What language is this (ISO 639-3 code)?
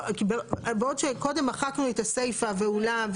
heb